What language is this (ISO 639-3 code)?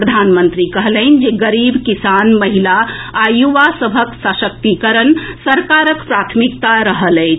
mai